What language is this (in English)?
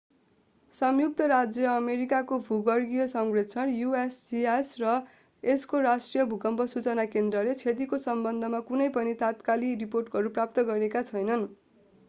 Nepali